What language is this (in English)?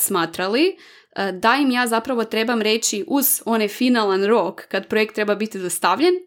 Croatian